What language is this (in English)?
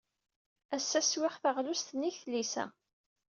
Kabyle